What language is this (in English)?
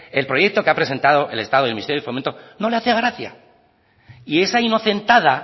Spanish